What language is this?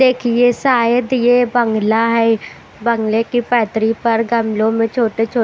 Hindi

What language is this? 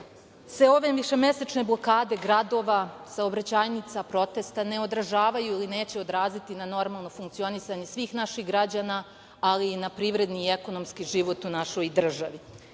Serbian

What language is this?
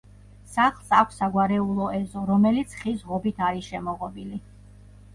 Georgian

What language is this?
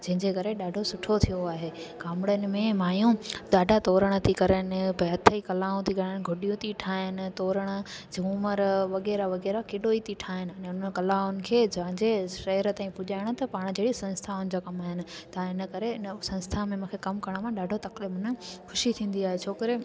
Sindhi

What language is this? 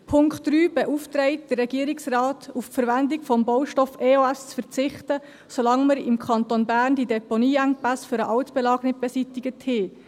Swiss German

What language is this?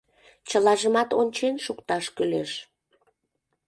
Mari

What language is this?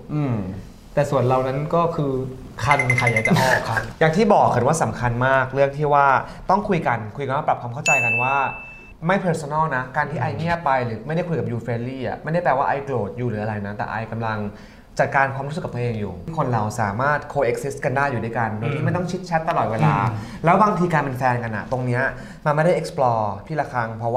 Thai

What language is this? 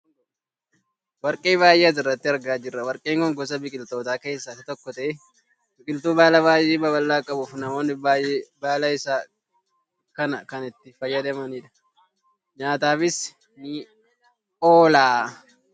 Oromo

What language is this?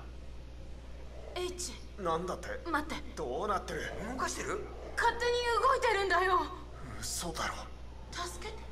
Japanese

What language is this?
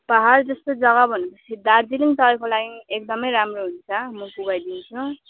Nepali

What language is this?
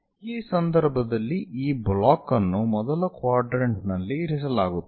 Kannada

